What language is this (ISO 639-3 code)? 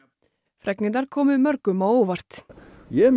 isl